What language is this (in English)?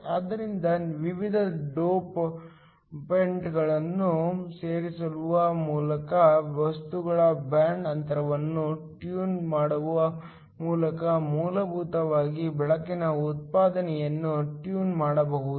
Kannada